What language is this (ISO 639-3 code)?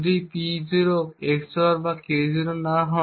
ben